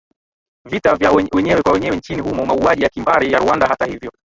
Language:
Swahili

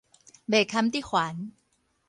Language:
Min Nan Chinese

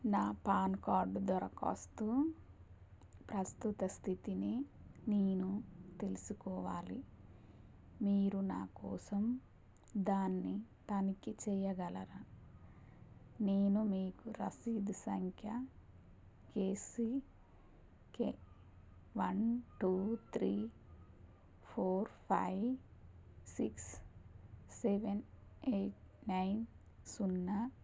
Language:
Telugu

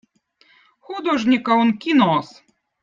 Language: Votic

